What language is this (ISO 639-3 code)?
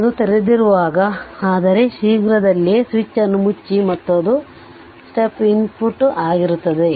kan